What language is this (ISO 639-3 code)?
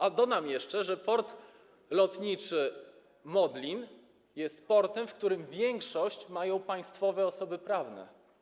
pol